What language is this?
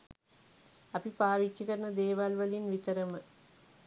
Sinhala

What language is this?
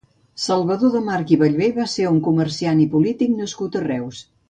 Catalan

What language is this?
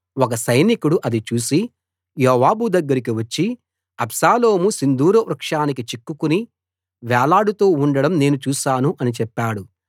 Telugu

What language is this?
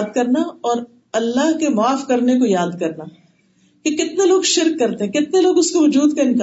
Urdu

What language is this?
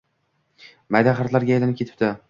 Uzbek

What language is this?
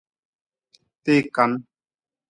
Nawdm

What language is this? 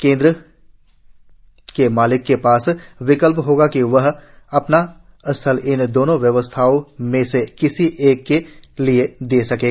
Hindi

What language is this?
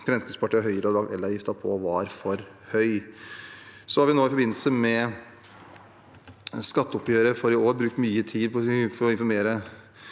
Norwegian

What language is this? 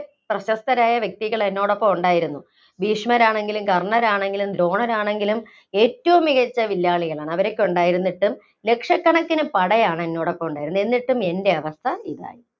Malayalam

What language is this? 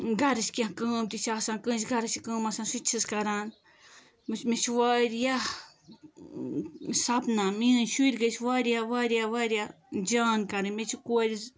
Kashmiri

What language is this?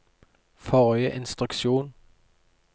Norwegian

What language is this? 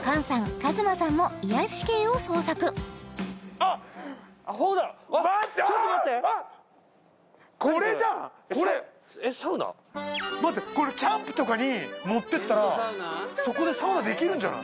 Japanese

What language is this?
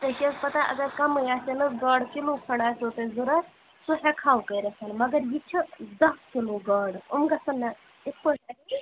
Kashmiri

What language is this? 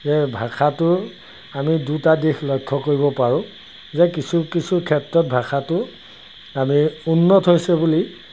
Assamese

